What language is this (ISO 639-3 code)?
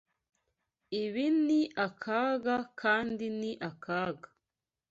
kin